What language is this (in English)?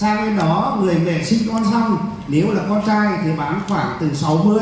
Vietnamese